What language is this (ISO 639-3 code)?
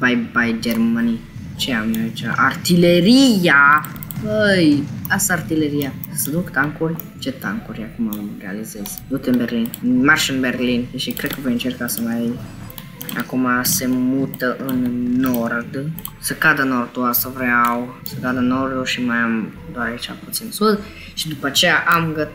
ron